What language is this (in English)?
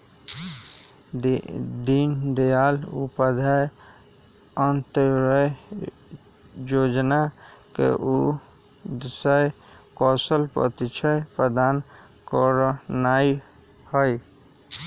Magahi